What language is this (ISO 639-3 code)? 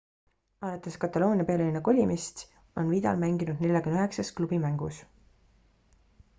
est